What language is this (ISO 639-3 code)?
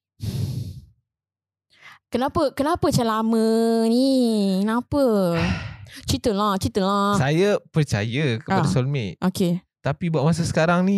msa